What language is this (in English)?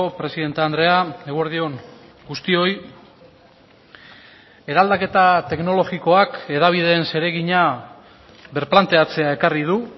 Basque